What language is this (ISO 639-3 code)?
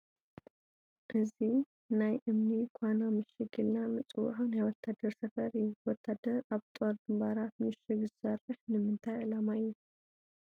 tir